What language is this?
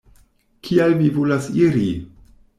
Esperanto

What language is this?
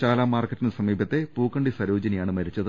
Malayalam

